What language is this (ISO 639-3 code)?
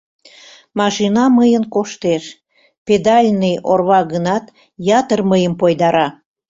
chm